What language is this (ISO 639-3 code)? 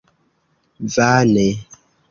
epo